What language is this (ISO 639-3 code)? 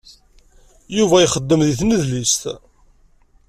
kab